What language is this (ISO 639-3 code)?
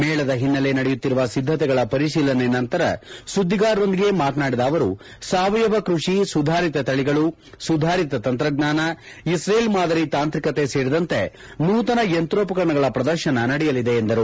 kan